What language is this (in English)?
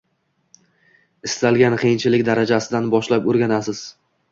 Uzbek